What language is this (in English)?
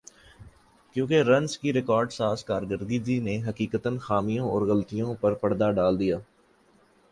Urdu